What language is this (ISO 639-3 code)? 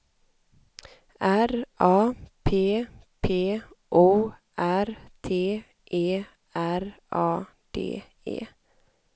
swe